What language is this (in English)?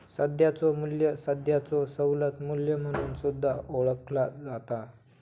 Marathi